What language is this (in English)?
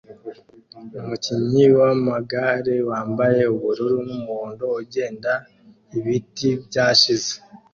Kinyarwanda